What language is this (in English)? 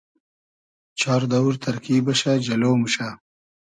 Hazaragi